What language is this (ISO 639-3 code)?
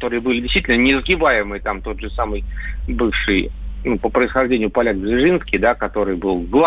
rus